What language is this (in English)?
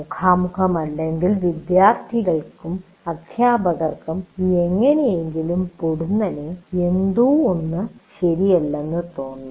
Malayalam